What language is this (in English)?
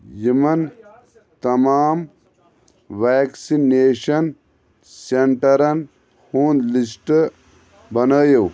Kashmiri